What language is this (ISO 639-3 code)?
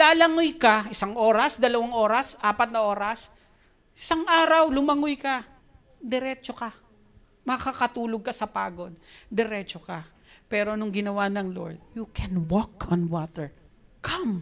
fil